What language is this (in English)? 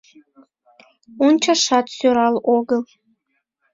Mari